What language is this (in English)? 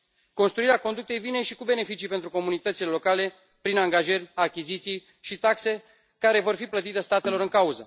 Romanian